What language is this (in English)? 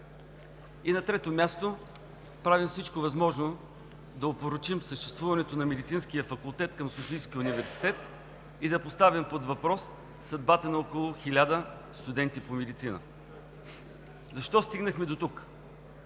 Bulgarian